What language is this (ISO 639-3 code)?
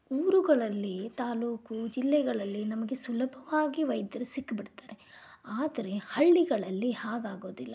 kan